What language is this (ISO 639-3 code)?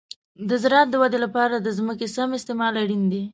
pus